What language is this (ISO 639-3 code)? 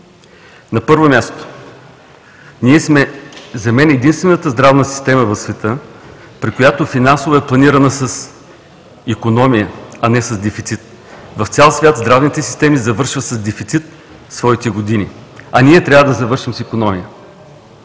bul